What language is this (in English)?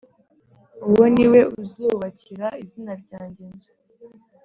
Kinyarwanda